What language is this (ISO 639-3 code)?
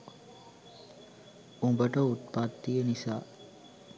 sin